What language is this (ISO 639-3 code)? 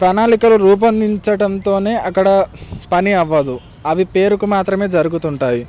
tel